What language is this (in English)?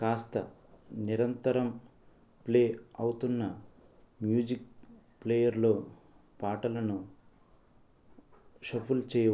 Telugu